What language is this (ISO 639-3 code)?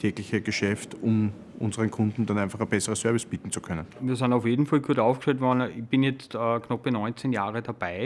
deu